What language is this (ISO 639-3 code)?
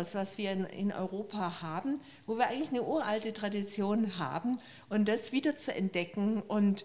deu